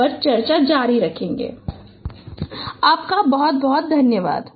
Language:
Hindi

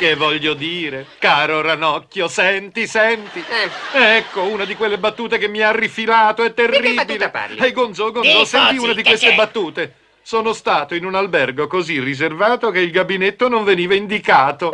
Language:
Italian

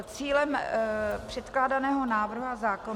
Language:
Czech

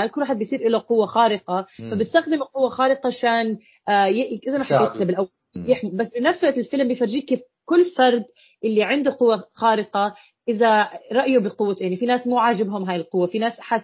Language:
Arabic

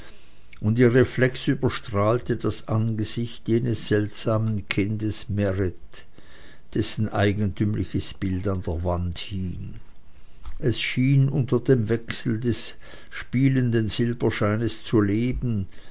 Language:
German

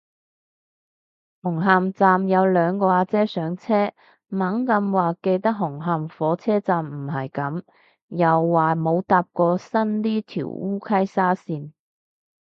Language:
Cantonese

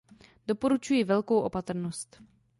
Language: Czech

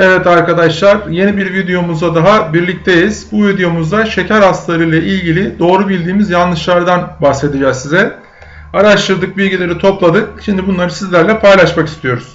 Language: Turkish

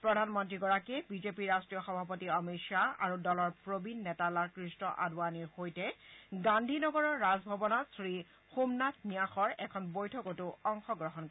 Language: Assamese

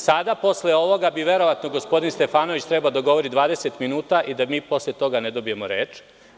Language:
Serbian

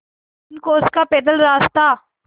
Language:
Hindi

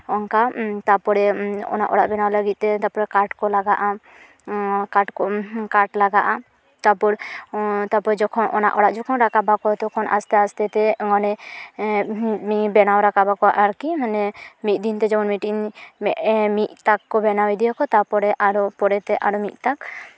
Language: Santali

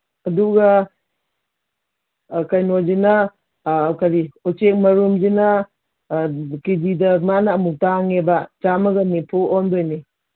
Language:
Manipuri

